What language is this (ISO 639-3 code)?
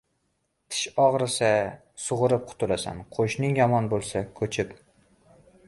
uzb